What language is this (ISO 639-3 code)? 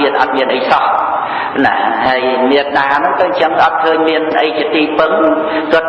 khm